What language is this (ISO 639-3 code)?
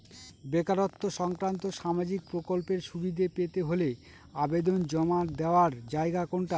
ben